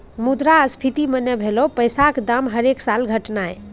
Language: Maithili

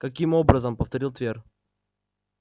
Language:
Russian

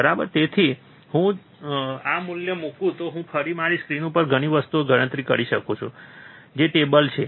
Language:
Gujarati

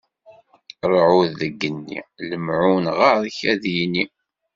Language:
Kabyle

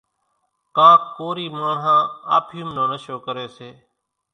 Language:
Kachi Koli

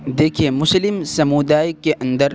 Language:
Urdu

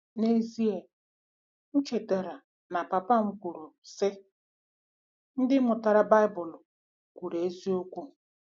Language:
Igbo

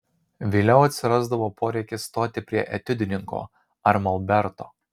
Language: Lithuanian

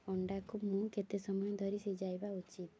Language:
Odia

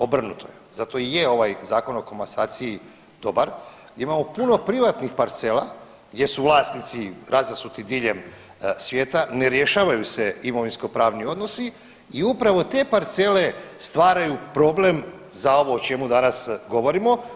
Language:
Croatian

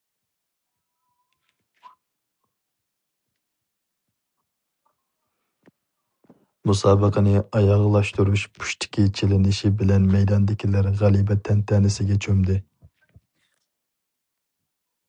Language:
Uyghur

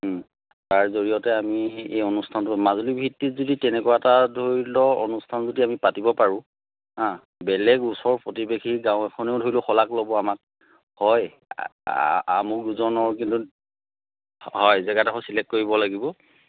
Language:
Assamese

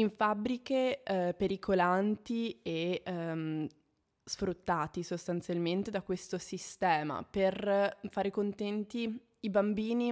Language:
Italian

